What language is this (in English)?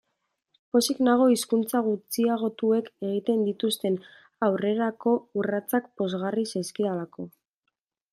Basque